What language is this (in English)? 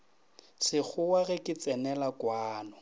Northern Sotho